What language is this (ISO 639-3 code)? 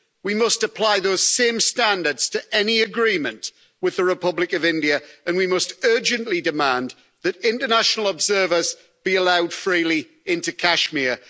eng